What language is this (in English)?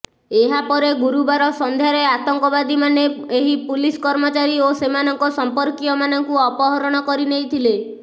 Odia